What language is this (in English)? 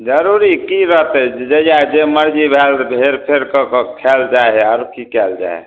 Maithili